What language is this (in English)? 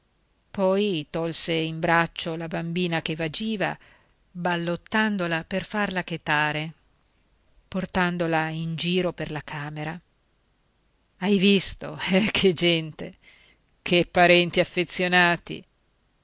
Italian